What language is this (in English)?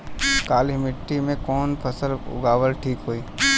Bhojpuri